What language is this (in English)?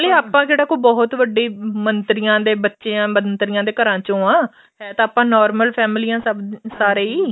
Punjabi